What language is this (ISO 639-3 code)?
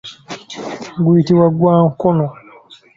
lug